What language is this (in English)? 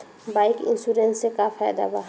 Bhojpuri